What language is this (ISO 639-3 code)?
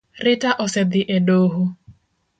luo